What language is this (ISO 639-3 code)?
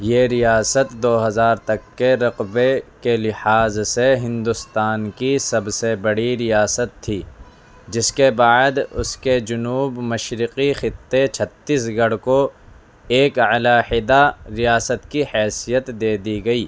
urd